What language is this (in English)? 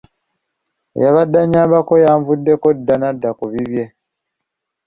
Ganda